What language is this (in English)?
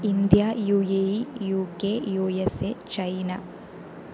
Sanskrit